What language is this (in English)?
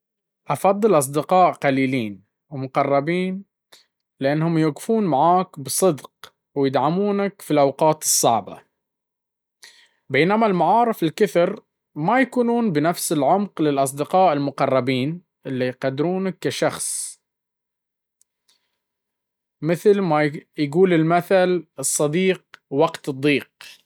Baharna Arabic